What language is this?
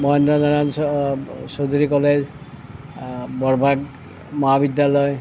Assamese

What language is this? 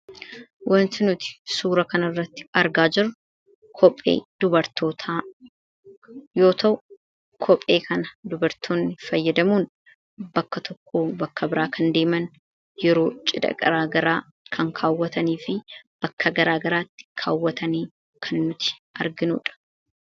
Oromo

